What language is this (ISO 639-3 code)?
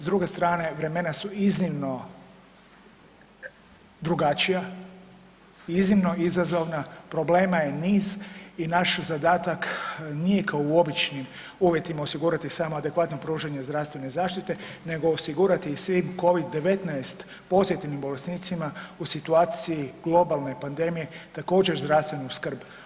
hrv